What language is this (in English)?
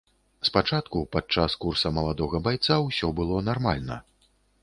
Belarusian